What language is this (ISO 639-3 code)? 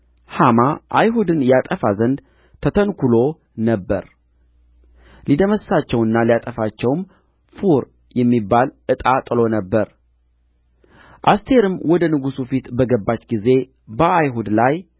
amh